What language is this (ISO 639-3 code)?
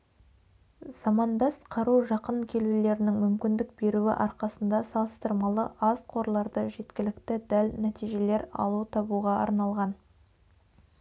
kaz